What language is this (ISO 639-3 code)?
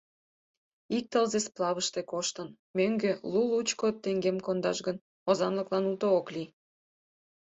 chm